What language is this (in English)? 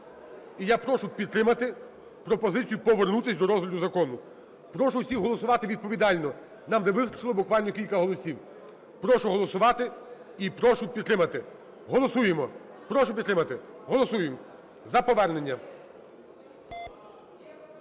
Ukrainian